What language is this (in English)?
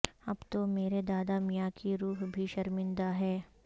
Urdu